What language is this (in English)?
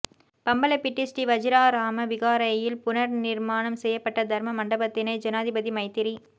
Tamil